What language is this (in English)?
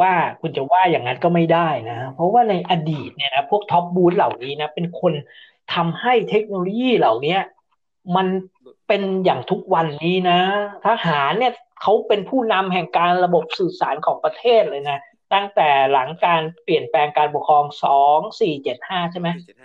Thai